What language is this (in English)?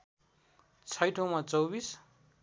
Nepali